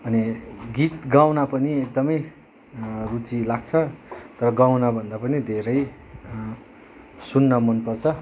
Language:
Nepali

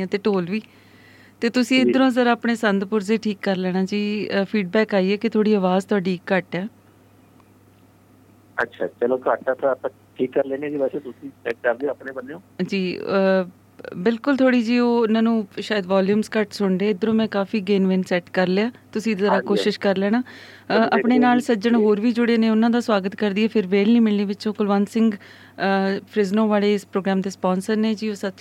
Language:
Punjabi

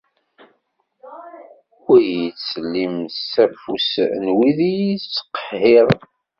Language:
Kabyle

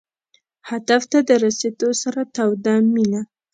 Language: Pashto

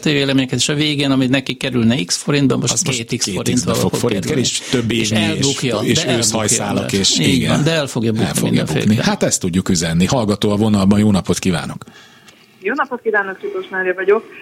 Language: Hungarian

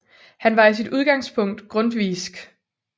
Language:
Danish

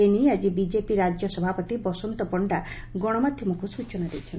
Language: Odia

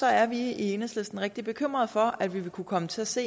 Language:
Danish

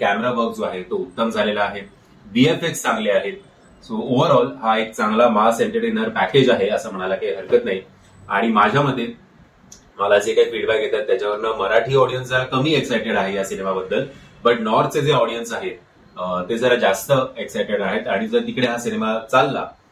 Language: Hindi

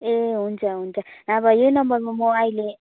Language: Nepali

